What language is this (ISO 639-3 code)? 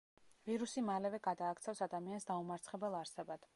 kat